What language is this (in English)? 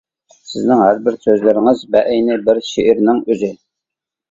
Uyghur